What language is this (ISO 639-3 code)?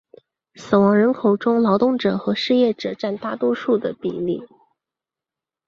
zho